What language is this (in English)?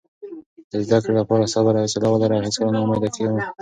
Pashto